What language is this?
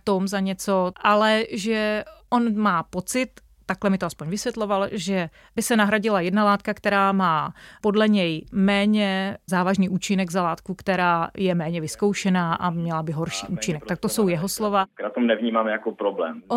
Czech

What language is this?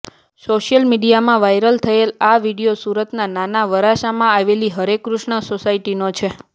Gujarati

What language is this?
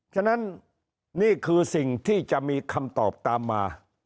Thai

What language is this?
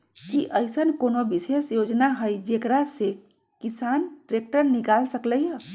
Magahi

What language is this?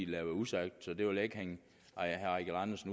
Danish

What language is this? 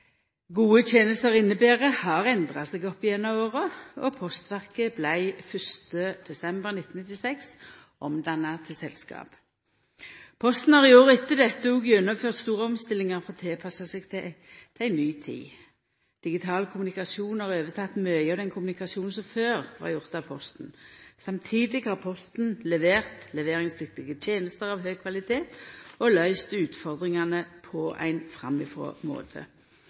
Norwegian Nynorsk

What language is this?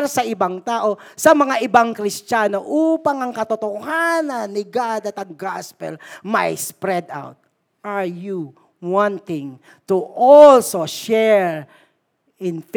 Filipino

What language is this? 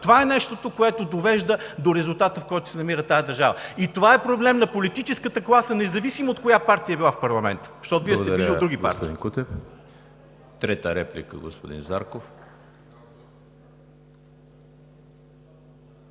Bulgarian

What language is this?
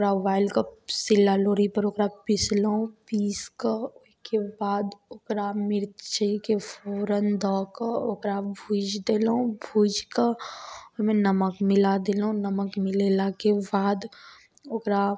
Maithili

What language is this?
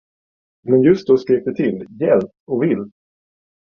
Swedish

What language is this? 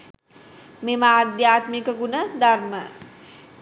Sinhala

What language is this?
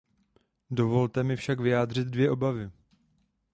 Czech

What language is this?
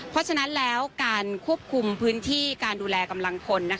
Thai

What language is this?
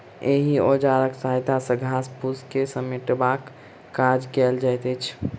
Maithili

